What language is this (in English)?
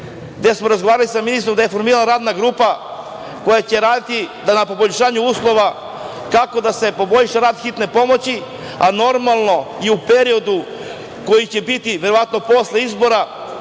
Serbian